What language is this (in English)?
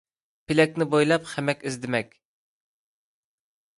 Uyghur